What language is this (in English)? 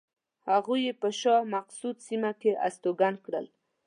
Pashto